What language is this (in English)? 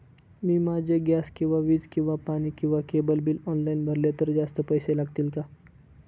Marathi